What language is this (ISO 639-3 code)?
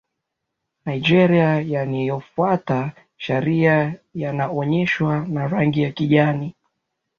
swa